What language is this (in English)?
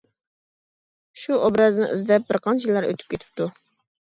Uyghur